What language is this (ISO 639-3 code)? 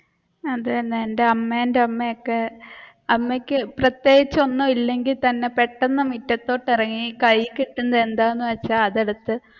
mal